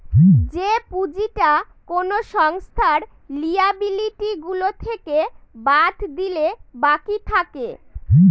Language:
Bangla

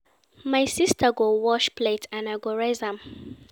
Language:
Nigerian Pidgin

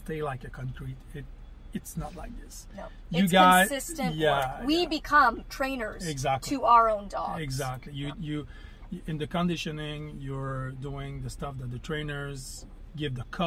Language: English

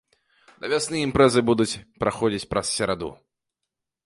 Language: Belarusian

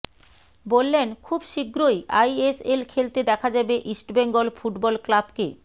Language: Bangla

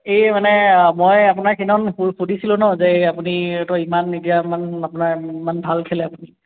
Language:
Assamese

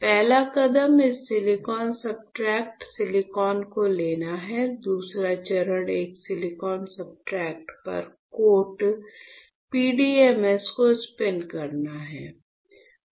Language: Hindi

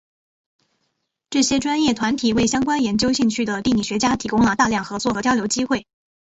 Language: Chinese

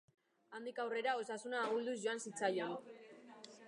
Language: Basque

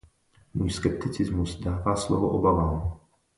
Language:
Czech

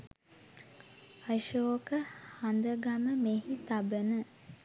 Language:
Sinhala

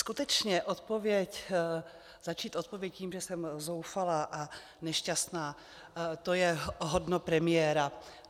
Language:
Czech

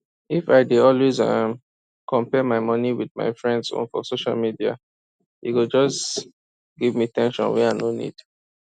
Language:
Nigerian Pidgin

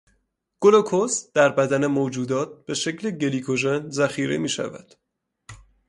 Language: Persian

